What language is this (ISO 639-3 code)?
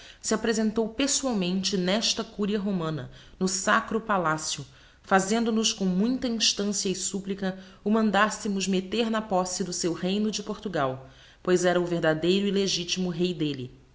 por